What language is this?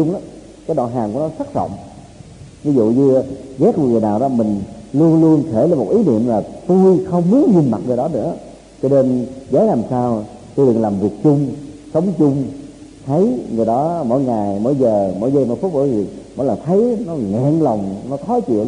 Vietnamese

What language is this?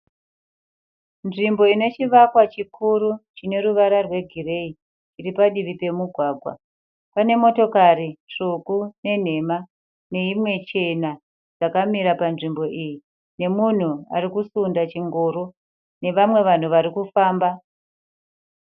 Shona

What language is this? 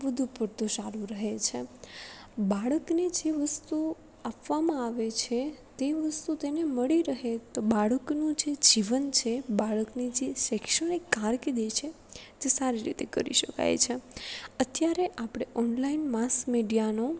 Gujarati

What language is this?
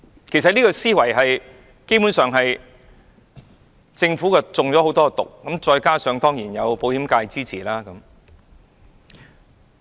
Cantonese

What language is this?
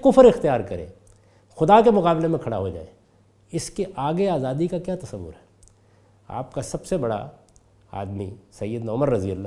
Urdu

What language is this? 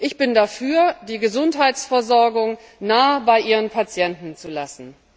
German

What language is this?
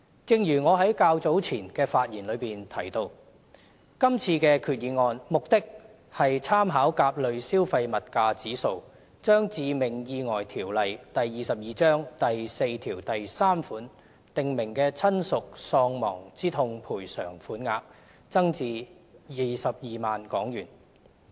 Cantonese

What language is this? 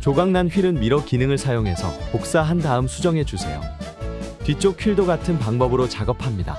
Korean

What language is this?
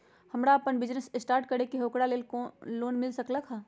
Magahi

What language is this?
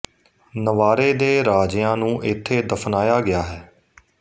Punjabi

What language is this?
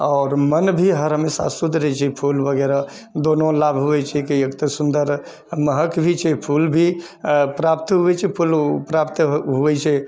Maithili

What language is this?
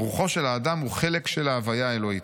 Hebrew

